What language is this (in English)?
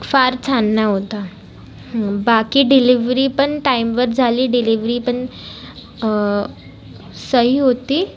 Marathi